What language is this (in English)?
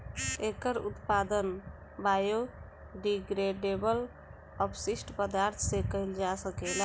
Bhojpuri